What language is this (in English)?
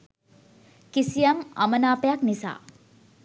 Sinhala